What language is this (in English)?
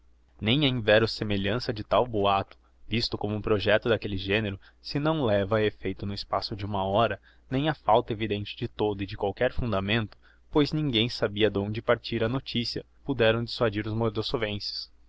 Portuguese